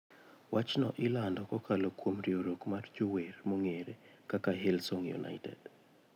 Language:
Luo (Kenya and Tanzania)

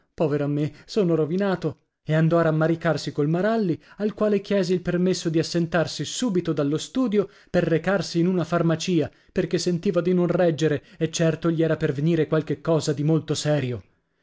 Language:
Italian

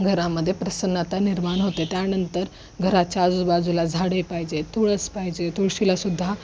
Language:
Marathi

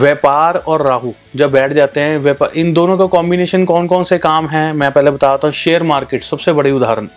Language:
Hindi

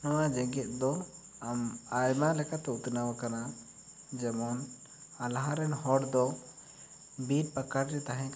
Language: Santali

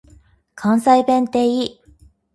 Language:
Japanese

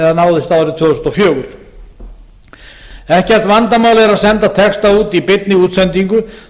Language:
Icelandic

